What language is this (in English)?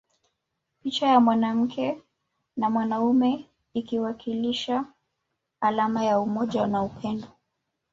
Swahili